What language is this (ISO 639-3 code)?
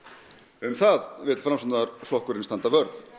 isl